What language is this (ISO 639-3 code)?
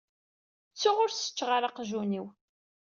kab